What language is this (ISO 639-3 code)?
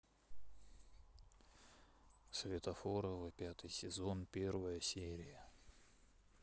rus